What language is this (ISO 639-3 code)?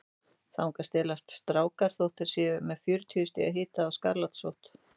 isl